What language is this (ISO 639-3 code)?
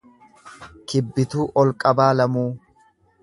orm